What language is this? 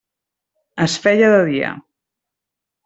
Catalan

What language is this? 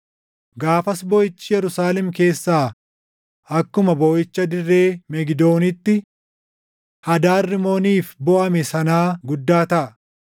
Oromo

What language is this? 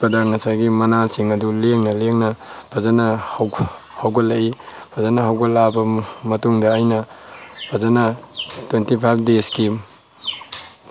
Manipuri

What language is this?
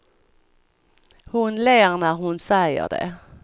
Swedish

